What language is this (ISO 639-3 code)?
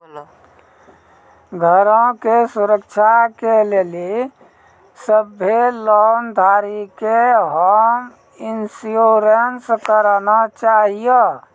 mai